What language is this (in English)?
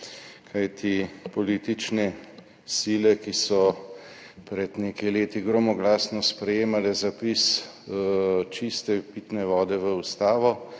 Slovenian